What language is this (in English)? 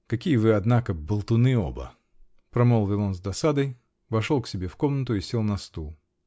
Russian